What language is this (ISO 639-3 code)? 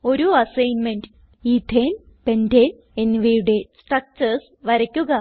mal